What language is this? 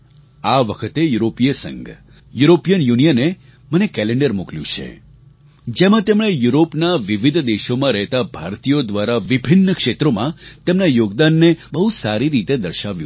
Gujarati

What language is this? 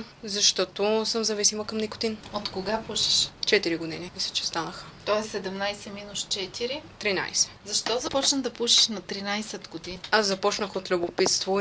Bulgarian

